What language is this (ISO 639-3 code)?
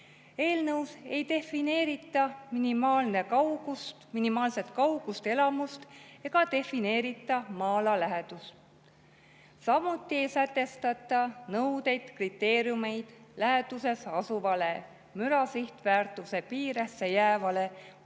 est